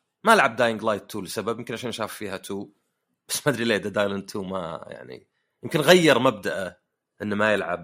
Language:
Arabic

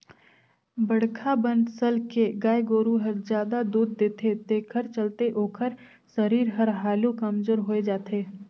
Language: Chhattisgarhi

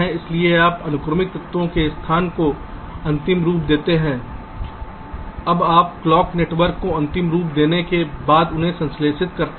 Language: Hindi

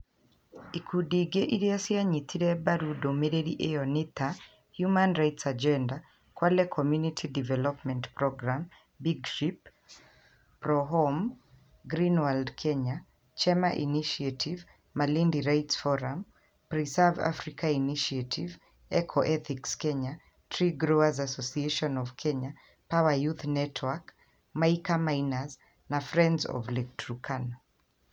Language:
Kikuyu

